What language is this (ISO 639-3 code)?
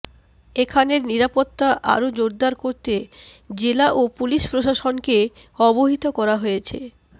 ben